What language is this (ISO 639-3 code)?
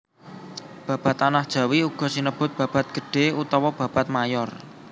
jav